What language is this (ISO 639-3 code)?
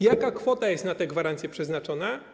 pol